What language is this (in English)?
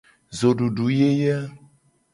Gen